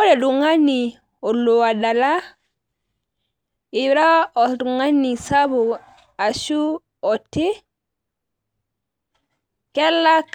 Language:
Masai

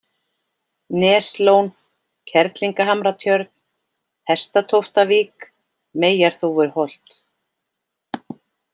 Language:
Icelandic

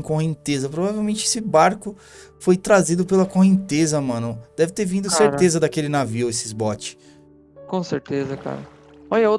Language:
Portuguese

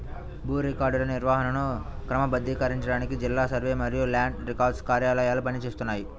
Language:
Telugu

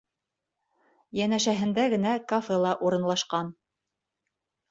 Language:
Bashkir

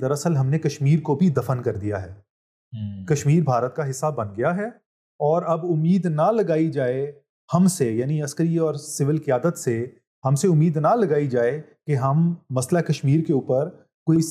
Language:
Urdu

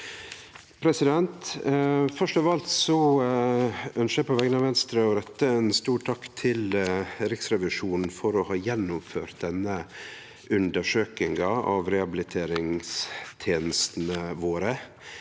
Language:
Norwegian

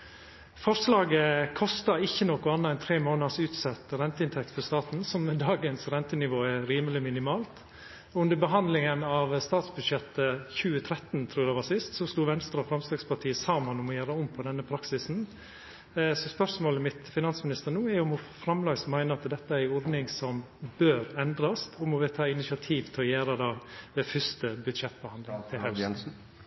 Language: Norwegian Nynorsk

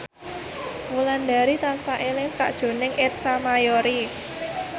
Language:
Javanese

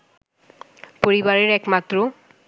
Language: Bangla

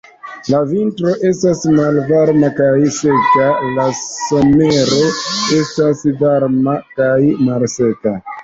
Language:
Esperanto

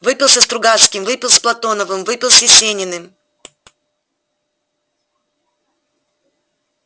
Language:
Russian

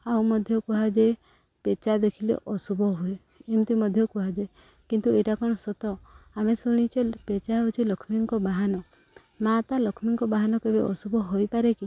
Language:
Odia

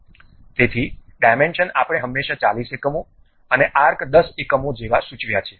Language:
Gujarati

